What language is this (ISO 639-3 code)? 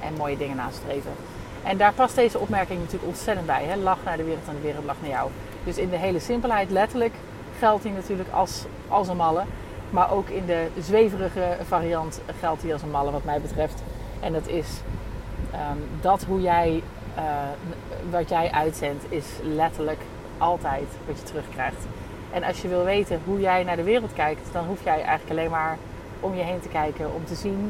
nld